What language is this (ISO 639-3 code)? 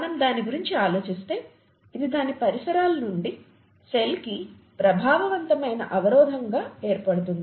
tel